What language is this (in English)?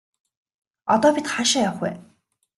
Mongolian